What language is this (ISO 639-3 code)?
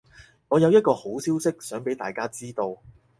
yue